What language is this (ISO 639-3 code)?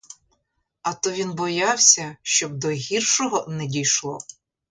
ukr